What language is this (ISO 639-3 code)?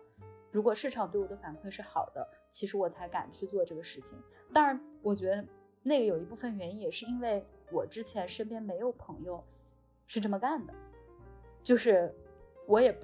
zho